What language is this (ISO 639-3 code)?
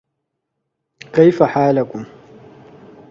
eng